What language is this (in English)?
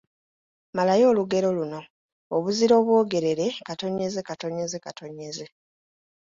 Ganda